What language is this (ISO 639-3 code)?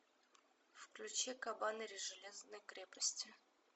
rus